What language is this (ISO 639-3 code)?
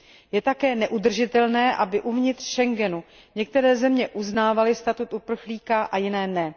ces